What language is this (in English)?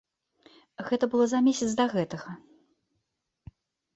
Belarusian